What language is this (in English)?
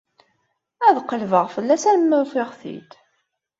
Kabyle